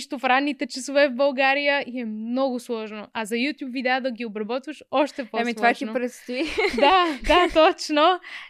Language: Bulgarian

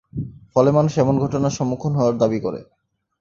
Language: Bangla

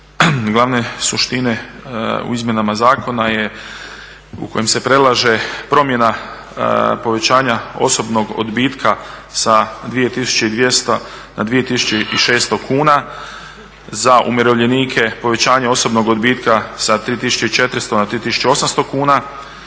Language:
Croatian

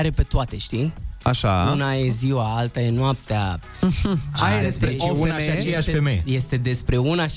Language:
Romanian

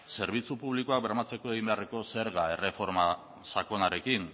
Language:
Basque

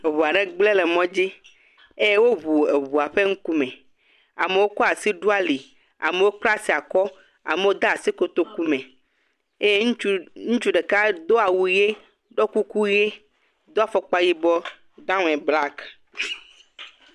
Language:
Ewe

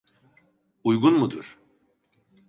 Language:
Turkish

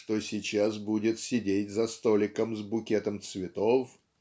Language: Russian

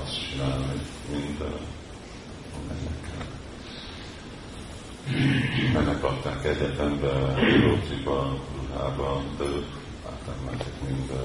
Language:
Hungarian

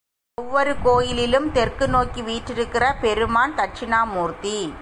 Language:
Tamil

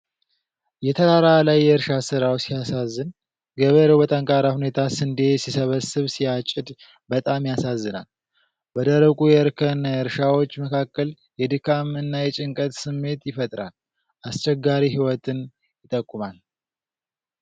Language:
Amharic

